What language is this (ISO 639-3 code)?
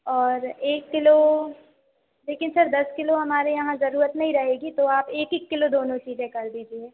hin